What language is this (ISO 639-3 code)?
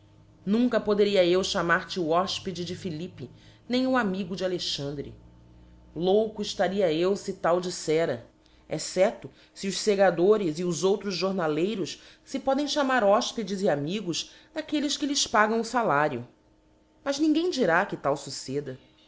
por